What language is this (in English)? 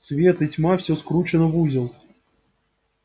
Russian